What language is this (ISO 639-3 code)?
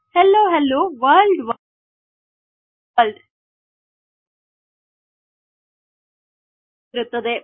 kan